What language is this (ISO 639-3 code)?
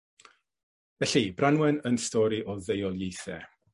cym